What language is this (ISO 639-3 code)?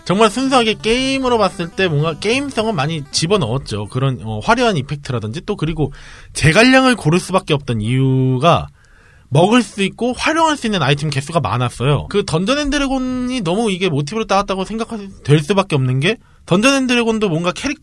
kor